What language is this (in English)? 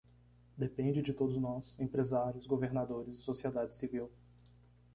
Portuguese